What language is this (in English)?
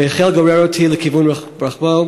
Hebrew